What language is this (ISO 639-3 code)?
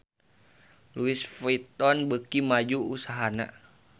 sun